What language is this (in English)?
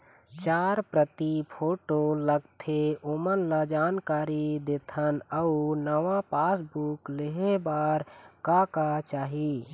Chhattisgarhi